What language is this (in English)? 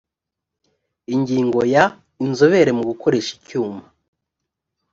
Kinyarwanda